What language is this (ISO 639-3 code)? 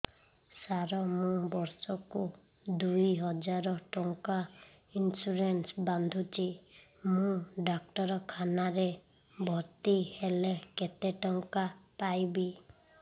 ori